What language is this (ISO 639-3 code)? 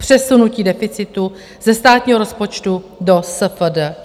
ces